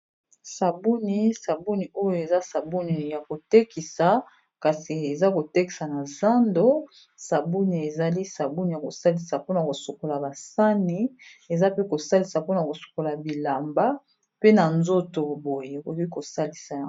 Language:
Lingala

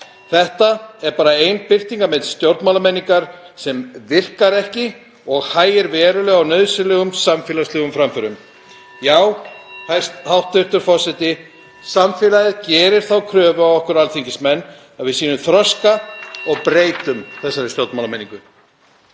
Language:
Icelandic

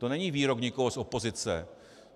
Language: Czech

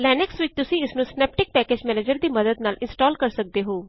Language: Punjabi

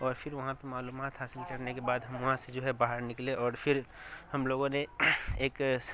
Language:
Urdu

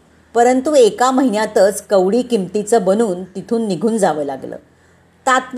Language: Marathi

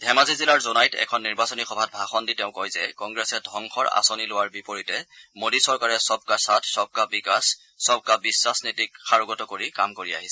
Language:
Assamese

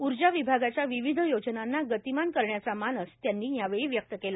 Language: Marathi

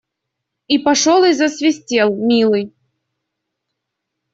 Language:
Russian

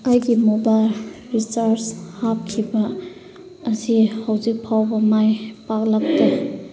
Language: Manipuri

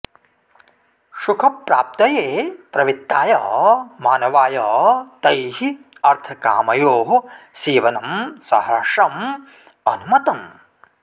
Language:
Sanskrit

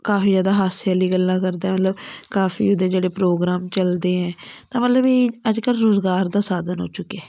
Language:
Punjabi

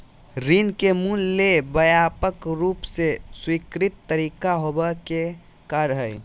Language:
Magahi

